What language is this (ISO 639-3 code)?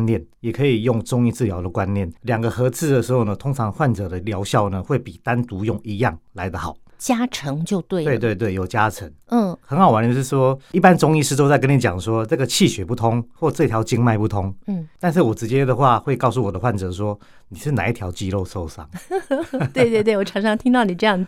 zho